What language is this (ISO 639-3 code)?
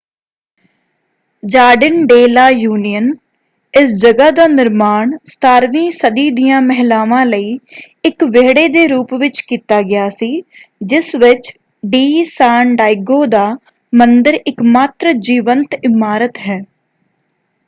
pan